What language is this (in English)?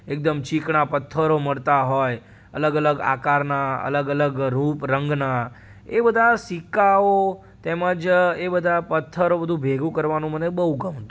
Gujarati